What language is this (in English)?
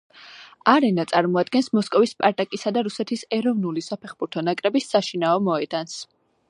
Georgian